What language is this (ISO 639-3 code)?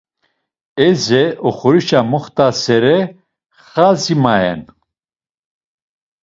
lzz